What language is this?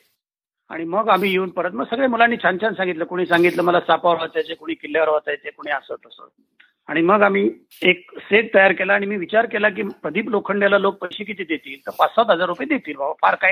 Marathi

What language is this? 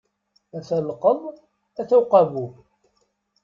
Kabyle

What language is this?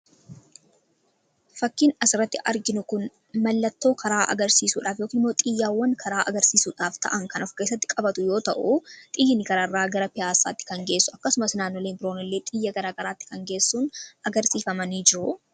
Oromo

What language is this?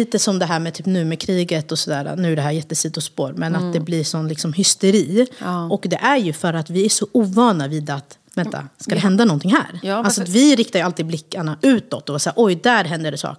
Swedish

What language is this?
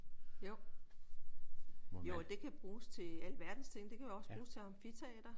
Danish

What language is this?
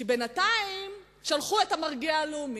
Hebrew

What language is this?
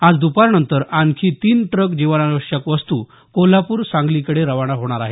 Marathi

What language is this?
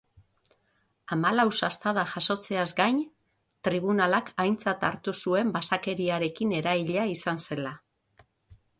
Basque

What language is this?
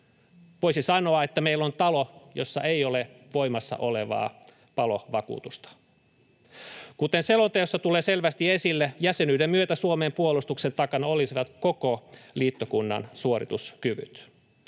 Finnish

